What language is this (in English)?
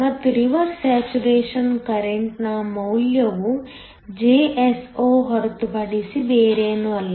Kannada